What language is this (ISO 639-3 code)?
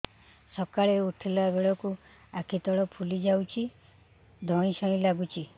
ori